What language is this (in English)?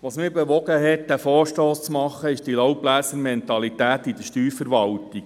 Swiss German